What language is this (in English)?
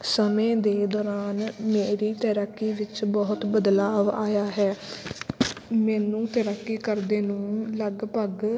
Punjabi